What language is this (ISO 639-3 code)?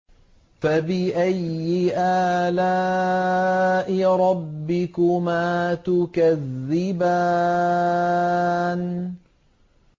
ara